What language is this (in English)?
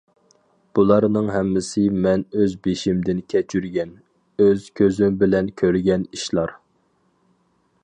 Uyghur